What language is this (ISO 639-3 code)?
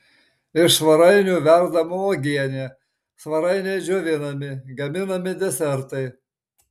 lit